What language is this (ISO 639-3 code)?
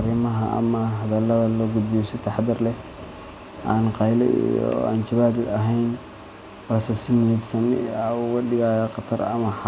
som